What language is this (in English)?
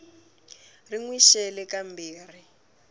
Tsonga